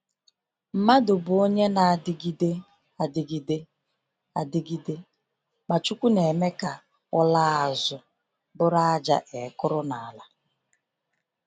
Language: Igbo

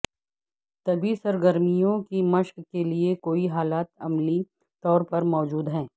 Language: Urdu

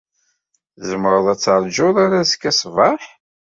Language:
Kabyle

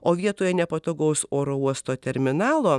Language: Lithuanian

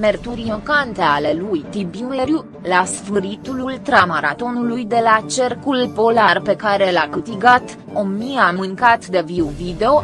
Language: Romanian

